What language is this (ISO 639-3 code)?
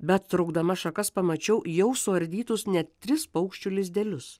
lit